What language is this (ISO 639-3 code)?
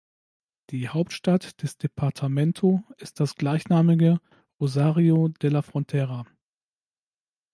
deu